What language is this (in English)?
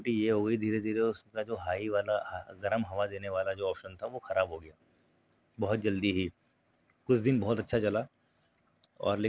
Urdu